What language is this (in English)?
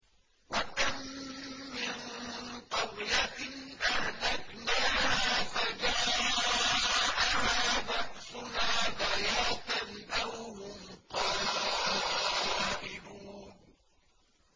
Arabic